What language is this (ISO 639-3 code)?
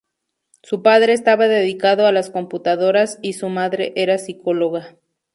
spa